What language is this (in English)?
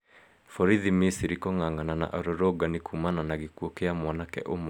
Kikuyu